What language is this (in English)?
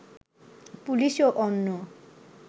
Bangla